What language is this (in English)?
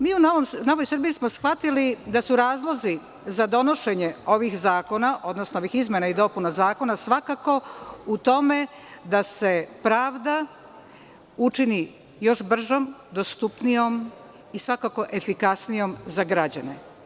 Serbian